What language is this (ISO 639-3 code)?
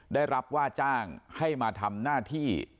tha